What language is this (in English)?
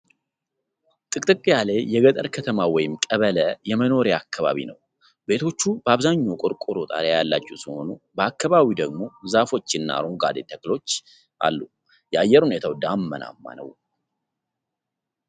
Amharic